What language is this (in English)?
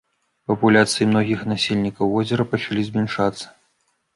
Belarusian